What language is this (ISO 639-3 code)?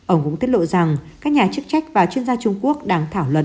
vie